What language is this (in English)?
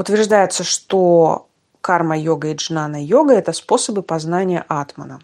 Russian